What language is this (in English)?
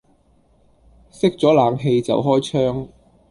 Cantonese